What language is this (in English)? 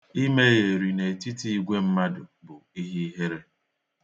Igbo